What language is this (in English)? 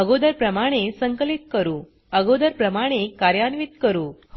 Marathi